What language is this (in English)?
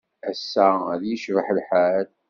Kabyle